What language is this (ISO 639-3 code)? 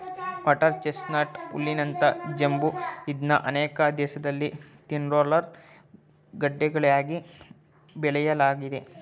kan